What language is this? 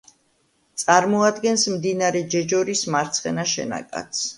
Georgian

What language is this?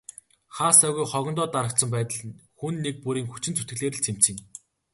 Mongolian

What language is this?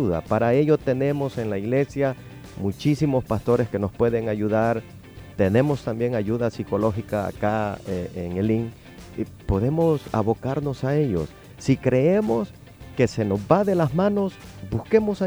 Spanish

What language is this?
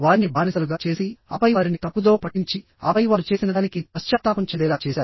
Telugu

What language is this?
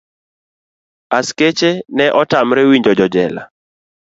Luo (Kenya and Tanzania)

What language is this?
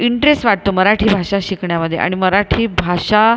Marathi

